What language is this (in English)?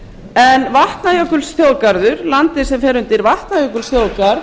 Icelandic